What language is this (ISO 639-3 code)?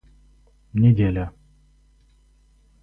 rus